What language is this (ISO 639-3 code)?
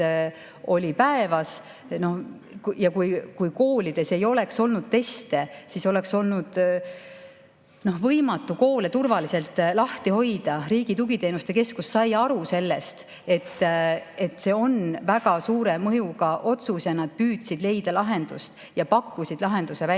est